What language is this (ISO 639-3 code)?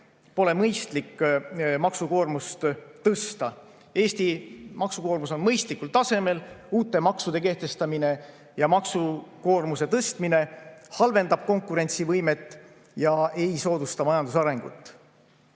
est